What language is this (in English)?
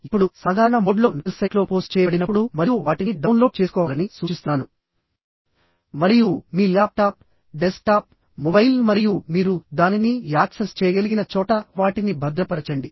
Telugu